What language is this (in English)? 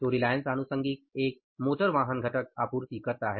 Hindi